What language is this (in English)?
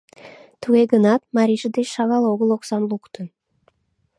Mari